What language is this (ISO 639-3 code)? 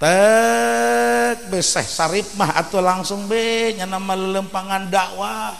ind